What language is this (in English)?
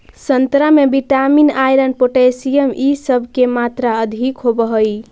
Magahi